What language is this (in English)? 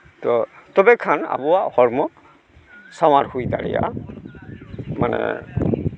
Santali